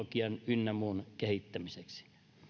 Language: Finnish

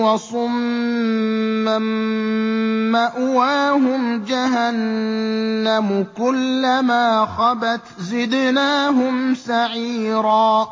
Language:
Arabic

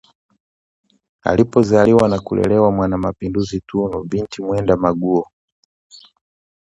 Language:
Swahili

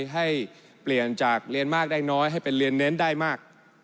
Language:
Thai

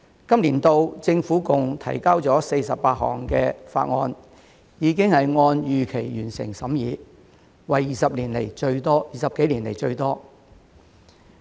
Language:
Cantonese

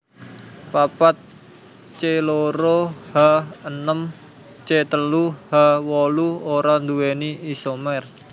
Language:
Javanese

